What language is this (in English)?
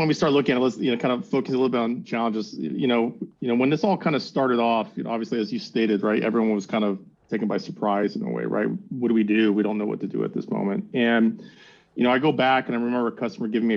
English